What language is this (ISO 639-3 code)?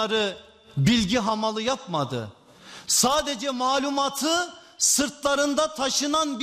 tur